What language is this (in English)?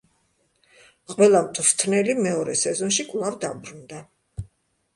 Georgian